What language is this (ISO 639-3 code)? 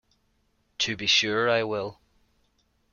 eng